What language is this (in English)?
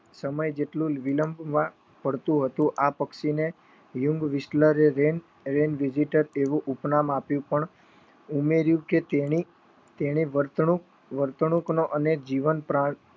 Gujarati